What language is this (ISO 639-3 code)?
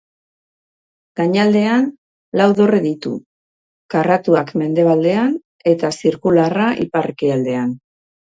eus